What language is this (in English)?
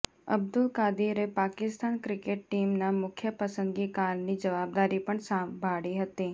Gujarati